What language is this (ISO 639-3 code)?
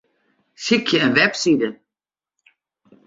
fry